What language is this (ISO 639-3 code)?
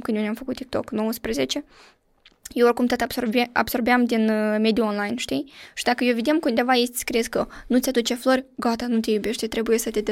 ron